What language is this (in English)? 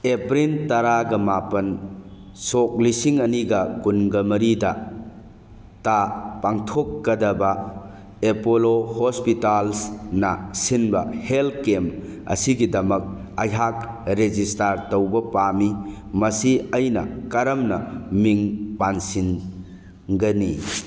Manipuri